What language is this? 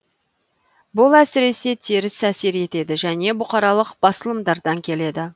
Kazakh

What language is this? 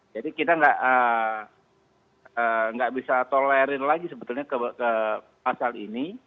Indonesian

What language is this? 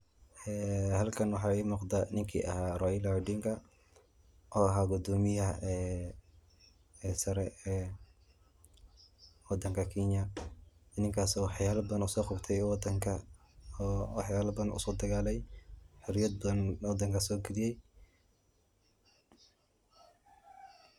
Somali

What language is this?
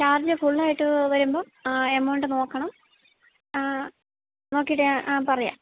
Malayalam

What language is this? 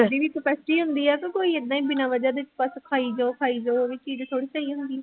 Punjabi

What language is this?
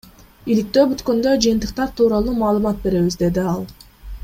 Kyrgyz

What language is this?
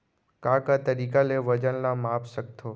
Chhattisgarhi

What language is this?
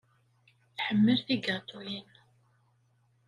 Kabyle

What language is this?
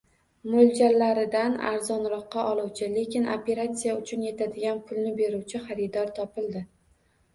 Uzbek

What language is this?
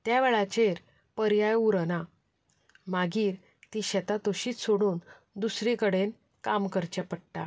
Konkani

